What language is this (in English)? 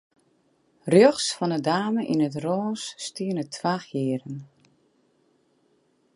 Western Frisian